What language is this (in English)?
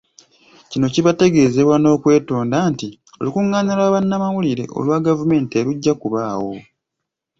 Ganda